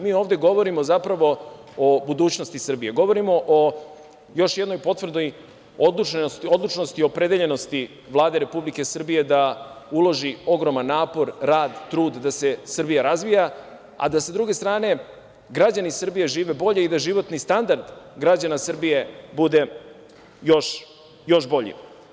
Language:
Serbian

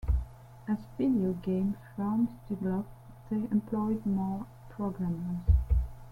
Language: English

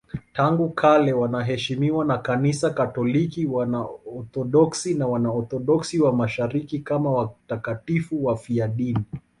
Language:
Swahili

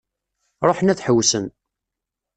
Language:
Kabyle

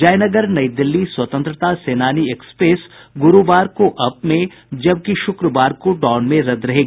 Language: Hindi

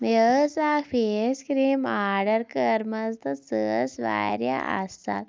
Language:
Kashmiri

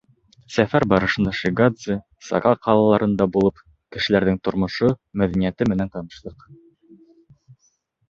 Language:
Bashkir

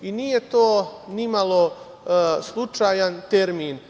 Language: Serbian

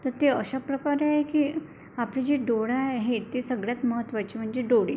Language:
Marathi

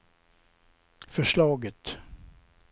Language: Swedish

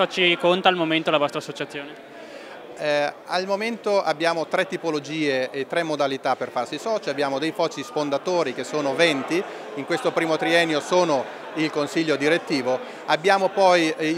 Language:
Italian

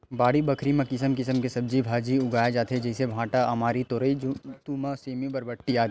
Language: Chhattisgarhi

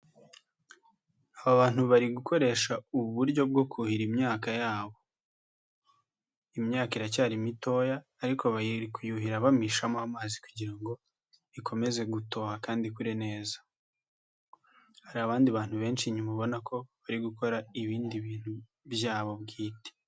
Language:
Kinyarwanda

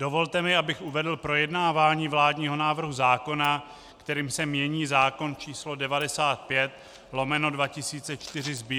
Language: Czech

